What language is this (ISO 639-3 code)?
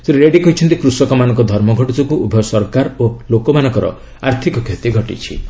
ori